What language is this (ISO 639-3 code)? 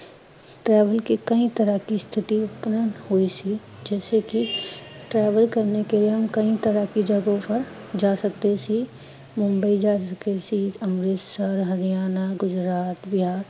pan